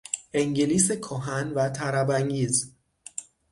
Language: Persian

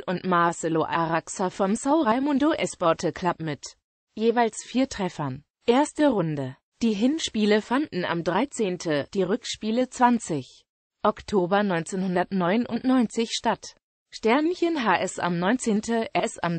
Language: German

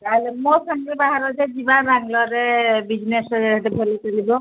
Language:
Odia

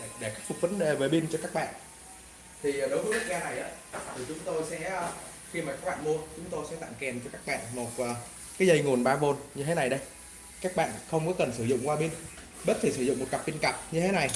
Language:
Vietnamese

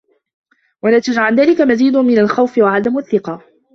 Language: Arabic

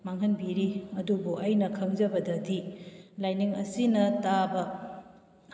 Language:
Manipuri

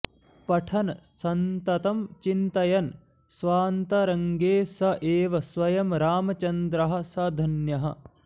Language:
Sanskrit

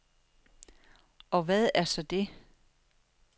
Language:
Danish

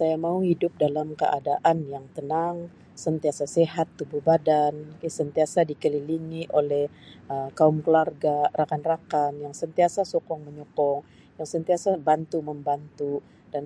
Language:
Sabah Malay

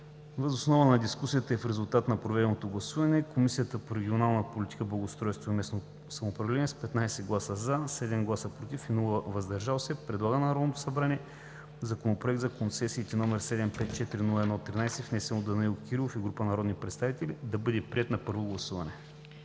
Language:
Bulgarian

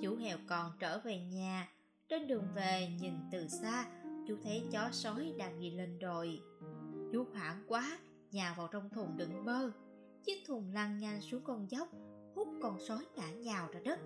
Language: Vietnamese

